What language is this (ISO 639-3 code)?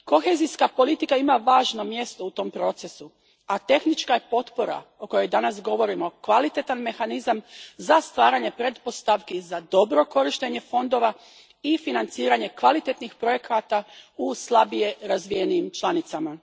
hrv